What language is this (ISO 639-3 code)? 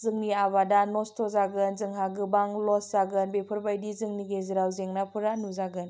brx